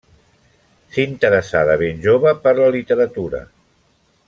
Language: Catalan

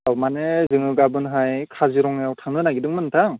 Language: Bodo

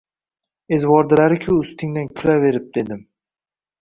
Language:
Uzbek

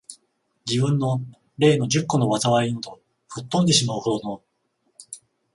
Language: Japanese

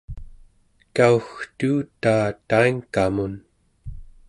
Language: Central Yupik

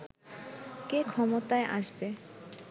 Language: Bangla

